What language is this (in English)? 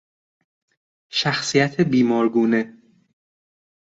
Persian